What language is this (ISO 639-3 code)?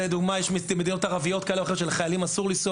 heb